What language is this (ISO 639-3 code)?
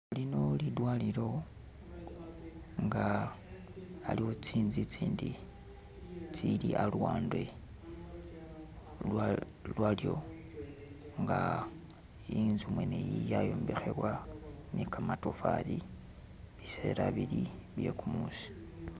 myx